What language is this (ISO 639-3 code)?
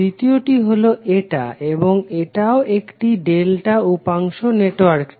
ben